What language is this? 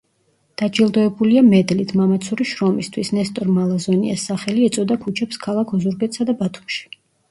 Georgian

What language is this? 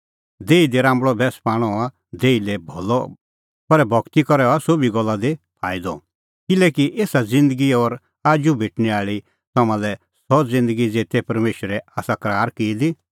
Kullu Pahari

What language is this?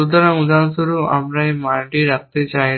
Bangla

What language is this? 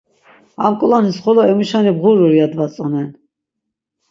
Laz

